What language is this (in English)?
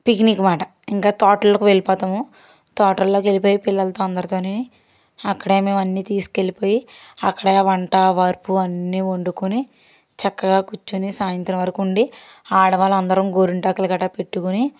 Telugu